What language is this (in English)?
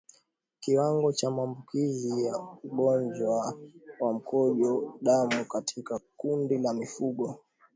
Swahili